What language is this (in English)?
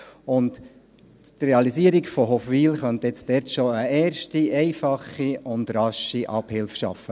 Swiss German